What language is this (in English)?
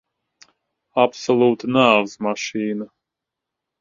Latvian